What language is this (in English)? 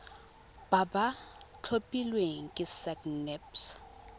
Tswana